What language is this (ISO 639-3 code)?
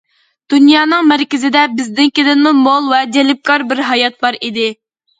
uig